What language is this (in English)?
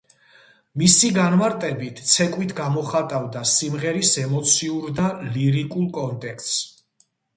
Georgian